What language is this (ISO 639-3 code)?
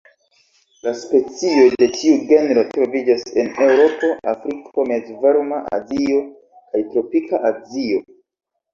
epo